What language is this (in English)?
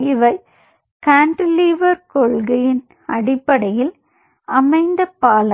Tamil